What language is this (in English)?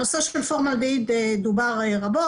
Hebrew